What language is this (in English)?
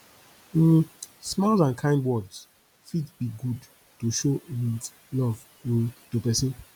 Nigerian Pidgin